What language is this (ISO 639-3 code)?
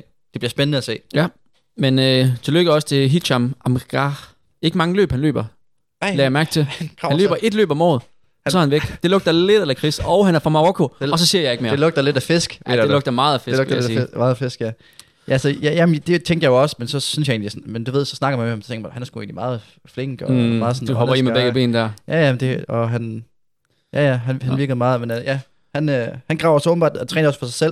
dan